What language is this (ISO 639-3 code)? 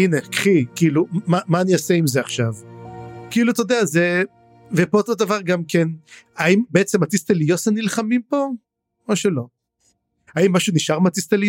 heb